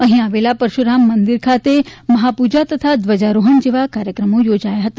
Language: Gujarati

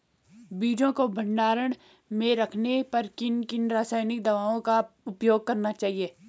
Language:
Hindi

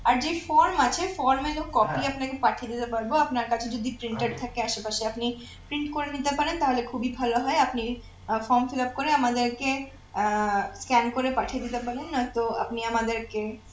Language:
Bangla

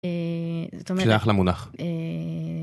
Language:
Hebrew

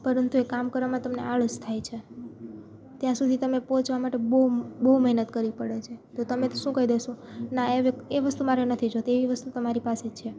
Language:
Gujarati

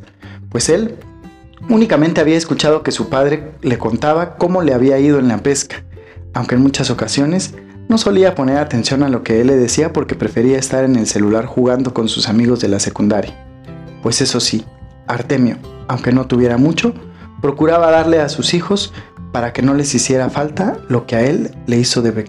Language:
Spanish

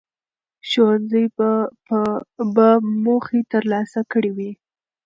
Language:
Pashto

